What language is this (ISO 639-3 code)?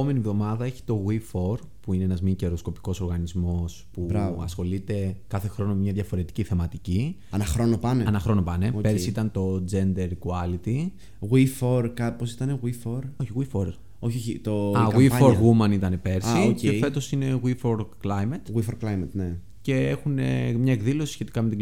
ell